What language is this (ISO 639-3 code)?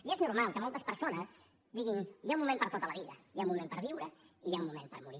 cat